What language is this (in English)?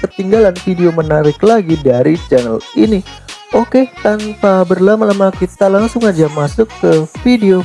Indonesian